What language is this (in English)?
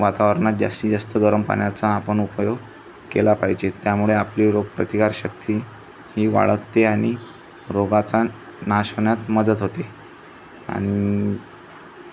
Marathi